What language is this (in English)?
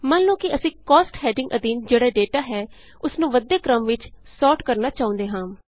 Punjabi